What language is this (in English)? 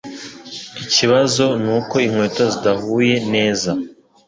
Kinyarwanda